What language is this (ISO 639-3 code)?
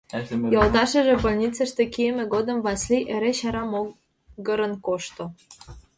chm